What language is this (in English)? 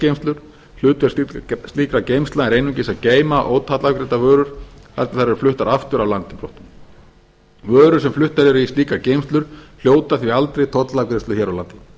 Icelandic